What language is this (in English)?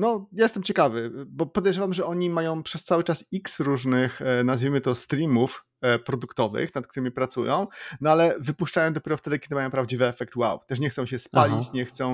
Polish